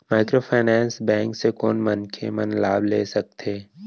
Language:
Chhattisgarhi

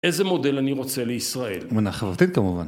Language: Hebrew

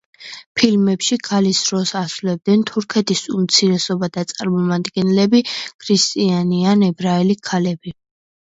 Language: Georgian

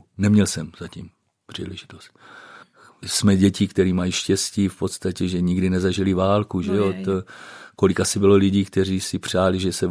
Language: Czech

